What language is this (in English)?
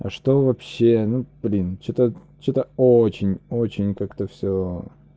Russian